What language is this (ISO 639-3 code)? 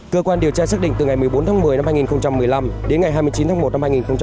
vie